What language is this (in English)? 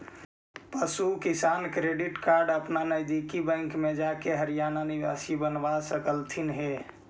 Magahi